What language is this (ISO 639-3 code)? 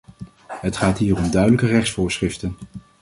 nld